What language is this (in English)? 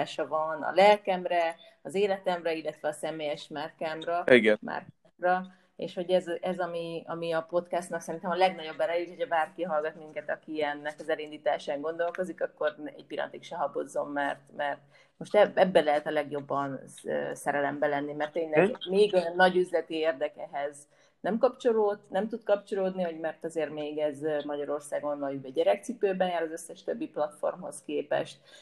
Hungarian